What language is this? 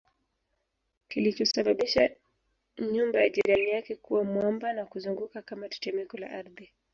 Swahili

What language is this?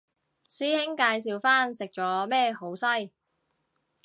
Cantonese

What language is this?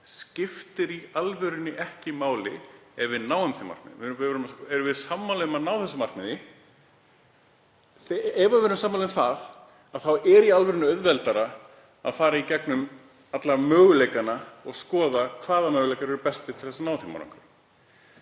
Icelandic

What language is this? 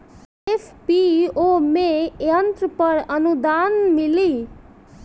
Bhojpuri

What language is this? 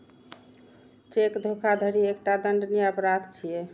Maithili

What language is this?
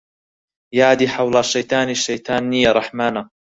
Central Kurdish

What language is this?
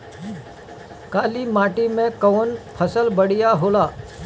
Bhojpuri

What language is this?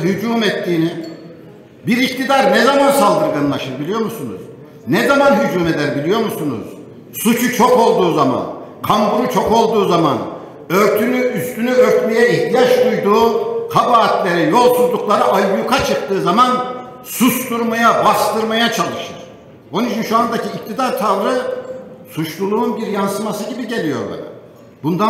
Turkish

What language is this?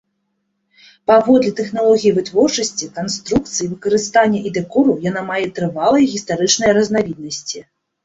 Belarusian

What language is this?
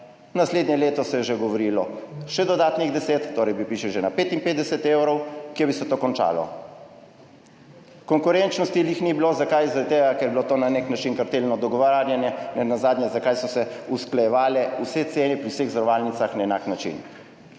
Slovenian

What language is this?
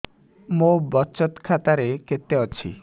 Odia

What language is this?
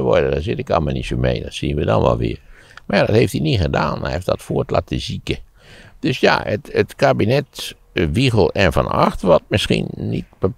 Dutch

